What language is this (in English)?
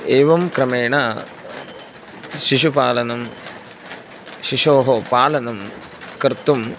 Sanskrit